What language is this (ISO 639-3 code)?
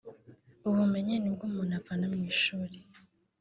kin